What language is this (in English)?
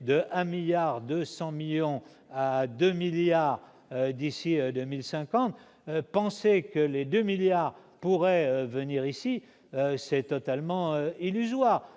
French